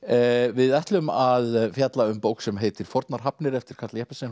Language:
Icelandic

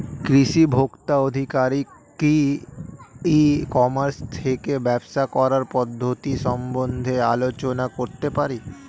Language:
Bangla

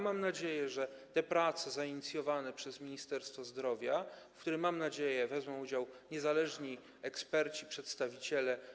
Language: Polish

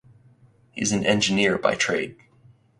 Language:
English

